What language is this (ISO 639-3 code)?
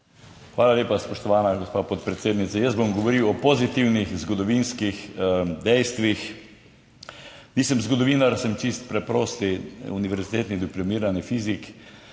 slv